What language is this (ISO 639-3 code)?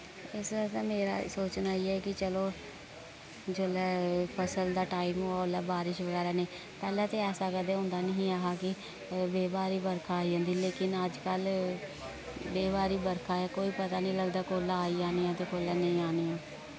doi